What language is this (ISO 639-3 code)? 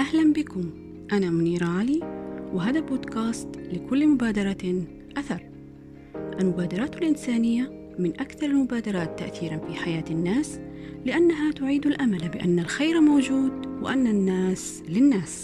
ara